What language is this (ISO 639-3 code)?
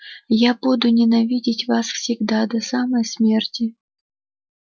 rus